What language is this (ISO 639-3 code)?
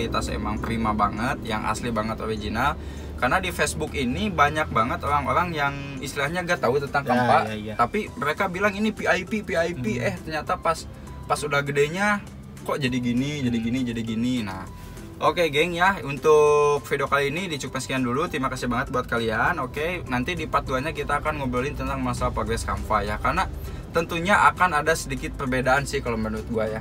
ind